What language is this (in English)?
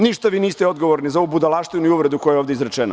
Serbian